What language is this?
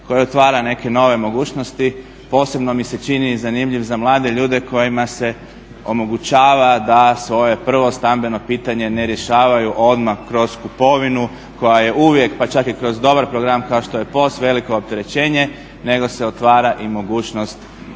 Croatian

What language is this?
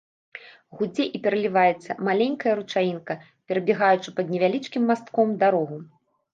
Belarusian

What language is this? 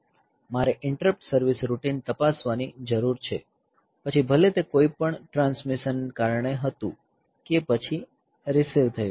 Gujarati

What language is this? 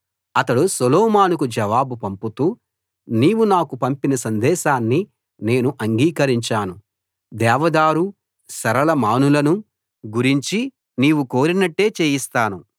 Telugu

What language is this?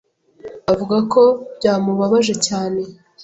Kinyarwanda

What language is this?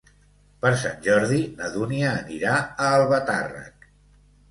Catalan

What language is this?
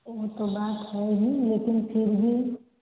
Hindi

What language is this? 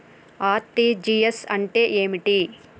Telugu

